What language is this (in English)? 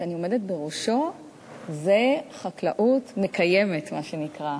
Hebrew